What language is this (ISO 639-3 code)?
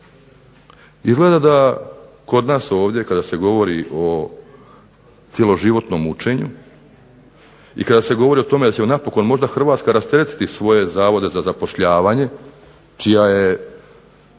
hrv